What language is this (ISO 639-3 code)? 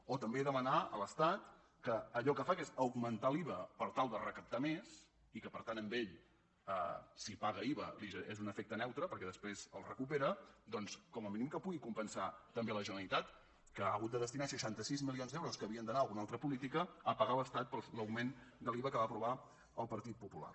cat